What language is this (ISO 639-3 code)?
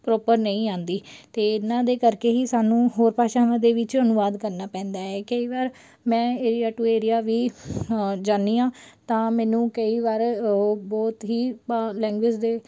pan